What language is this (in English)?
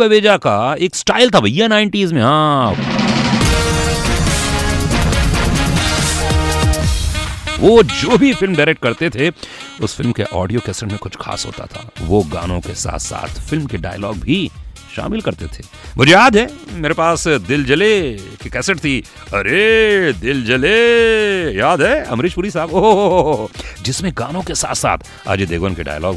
Hindi